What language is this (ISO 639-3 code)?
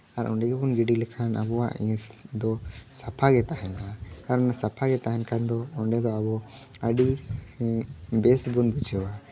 sat